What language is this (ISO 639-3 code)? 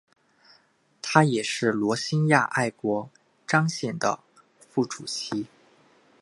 zho